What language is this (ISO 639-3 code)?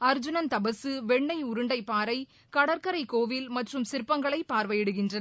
tam